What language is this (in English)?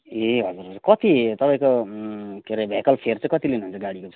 Nepali